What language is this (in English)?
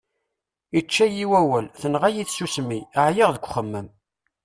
Kabyle